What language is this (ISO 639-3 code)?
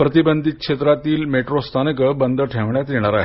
mar